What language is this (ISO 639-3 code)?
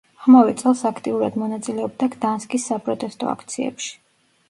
kat